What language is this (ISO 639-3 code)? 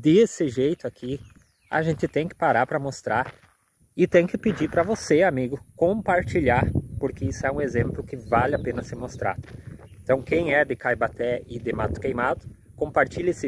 por